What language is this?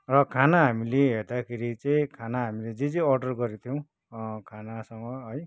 Nepali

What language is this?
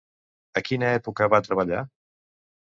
Catalan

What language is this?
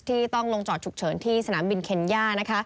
Thai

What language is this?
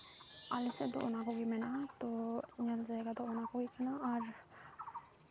Santali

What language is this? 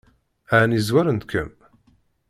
Kabyle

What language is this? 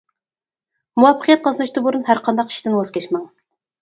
Uyghur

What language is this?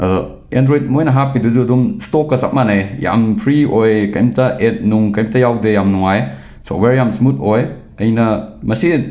Manipuri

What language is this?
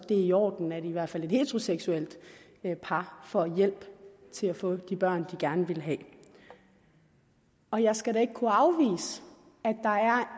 Danish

